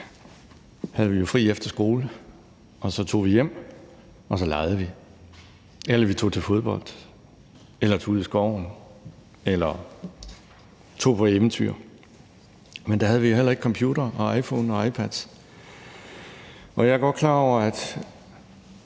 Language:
Danish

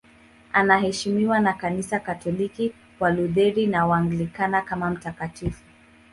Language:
Swahili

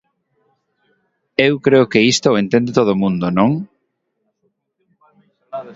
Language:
Galician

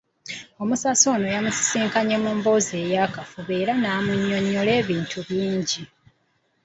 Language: Ganda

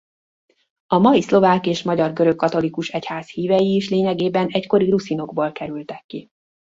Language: Hungarian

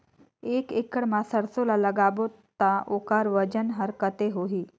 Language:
Chhattisgarhi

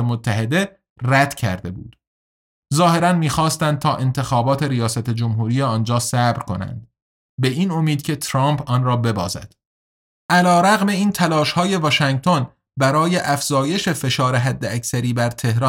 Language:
Persian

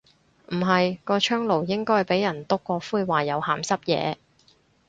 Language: Cantonese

